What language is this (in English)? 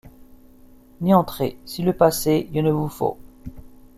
French